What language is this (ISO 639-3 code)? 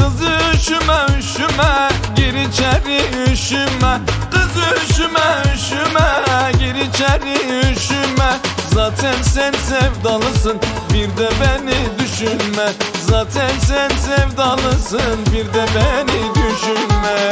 tur